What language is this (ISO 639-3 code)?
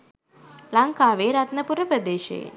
sin